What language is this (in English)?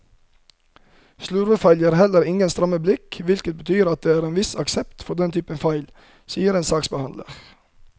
Norwegian